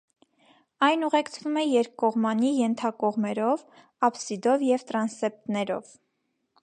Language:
Armenian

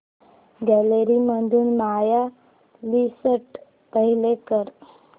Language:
Marathi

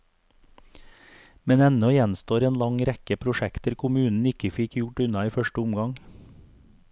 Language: Norwegian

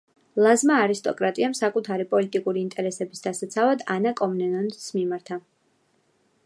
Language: Georgian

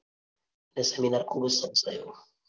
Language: Gujarati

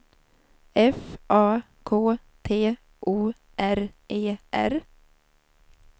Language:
Swedish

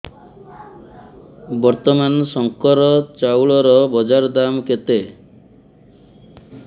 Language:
Odia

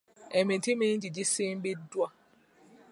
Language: Ganda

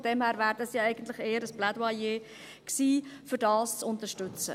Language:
Swiss German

